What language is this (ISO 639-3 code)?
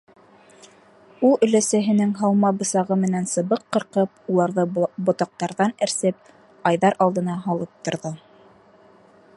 bak